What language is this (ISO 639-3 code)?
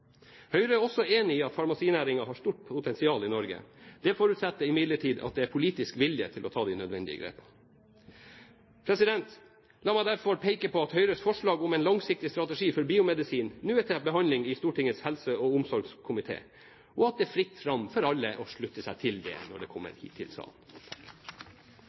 nob